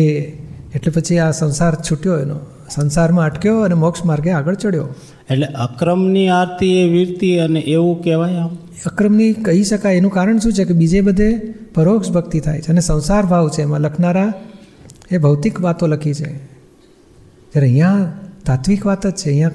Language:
Gujarati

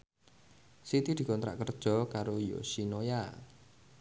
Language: Javanese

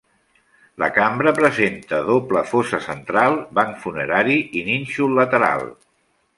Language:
Catalan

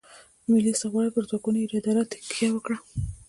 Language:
Pashto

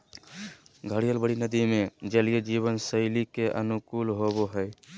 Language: Magahi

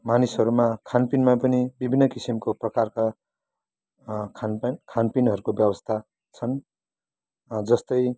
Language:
Nepali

